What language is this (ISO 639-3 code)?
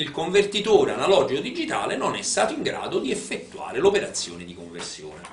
ita